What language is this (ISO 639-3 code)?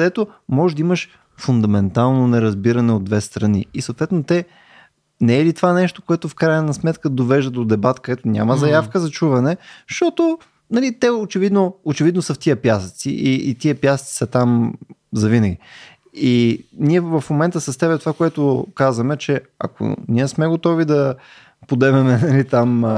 bul